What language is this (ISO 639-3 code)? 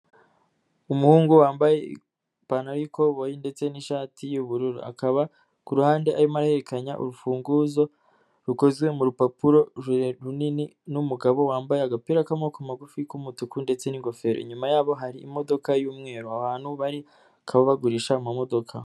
kin